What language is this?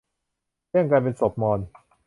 Thai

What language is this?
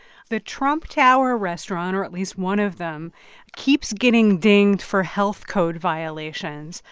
English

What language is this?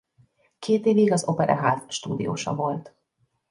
Hungarian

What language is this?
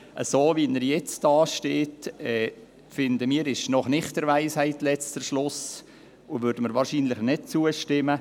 Swiss German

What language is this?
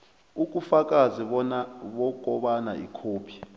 South Ndebele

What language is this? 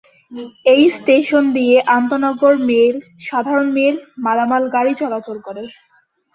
Bangla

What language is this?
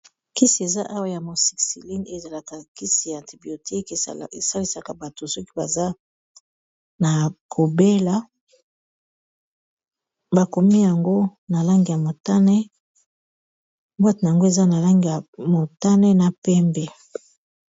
Lingala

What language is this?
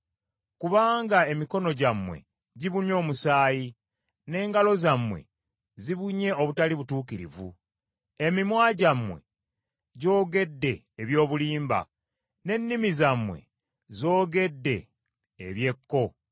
Ganda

